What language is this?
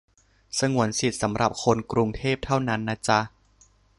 Thai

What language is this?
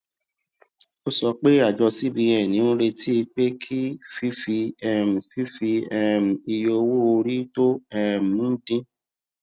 Yoruba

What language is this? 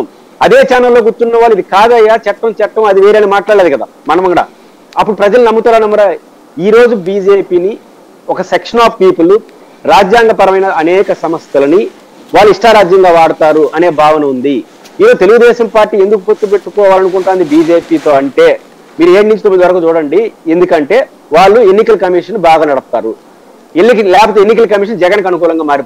Telugu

